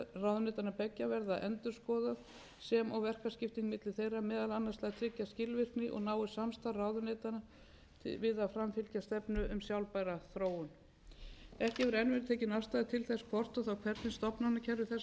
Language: Icelandic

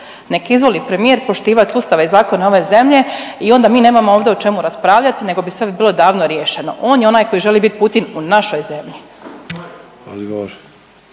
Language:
Croatian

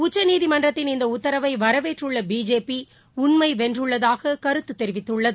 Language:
Tamil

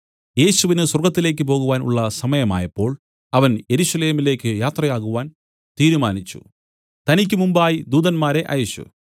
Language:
Malayalam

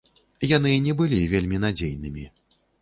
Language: Belarusian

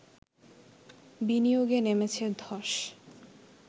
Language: Bangla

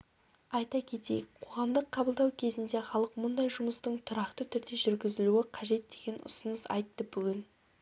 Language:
Kazakh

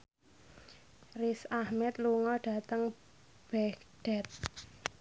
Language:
Javanese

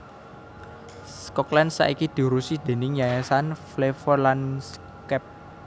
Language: Javanese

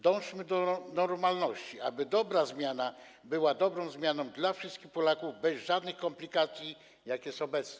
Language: Polish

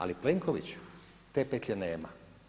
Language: Croatian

